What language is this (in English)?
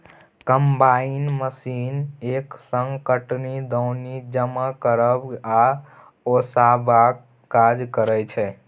Maithili